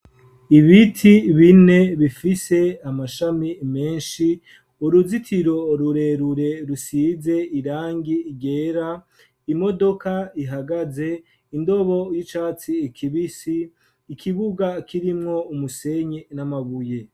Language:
Rundi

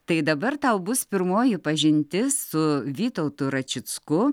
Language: Lithuanian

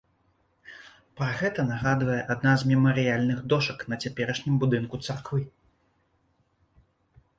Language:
Belarusian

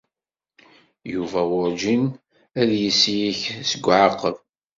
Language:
Kabyle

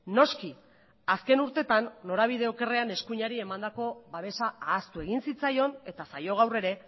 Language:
Basque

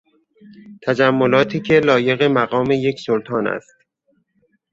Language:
Persian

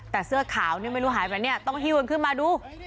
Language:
Thai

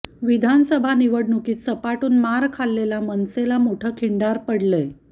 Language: Marathi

